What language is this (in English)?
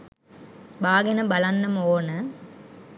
Sinhala